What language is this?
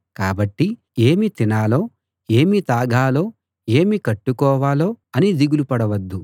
Telugu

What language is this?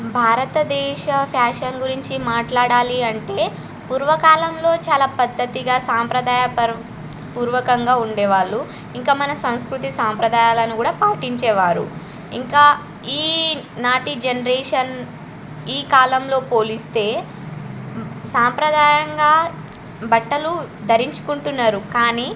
Telugu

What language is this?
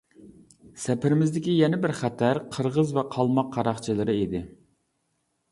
Uyghur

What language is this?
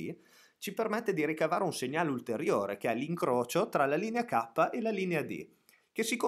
Italian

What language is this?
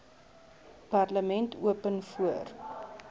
Afrikaans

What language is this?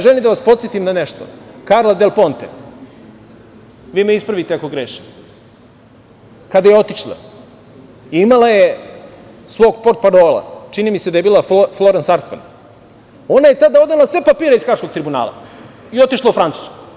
Serbian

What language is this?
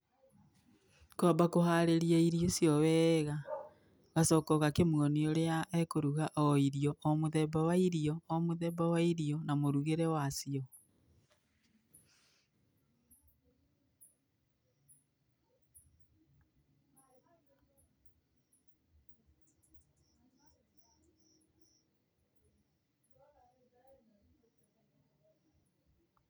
Kikuyu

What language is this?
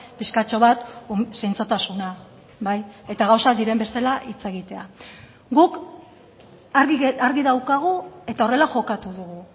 Basque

